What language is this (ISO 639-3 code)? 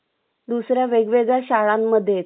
mar